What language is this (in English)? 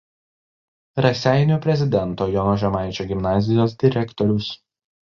Lithuanian